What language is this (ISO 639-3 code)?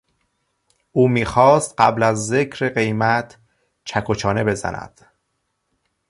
fas